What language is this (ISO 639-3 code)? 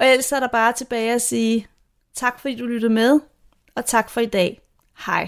dan